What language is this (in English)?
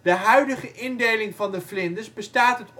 Dutch